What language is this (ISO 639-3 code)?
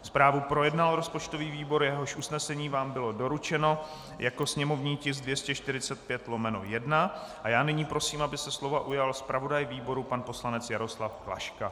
ces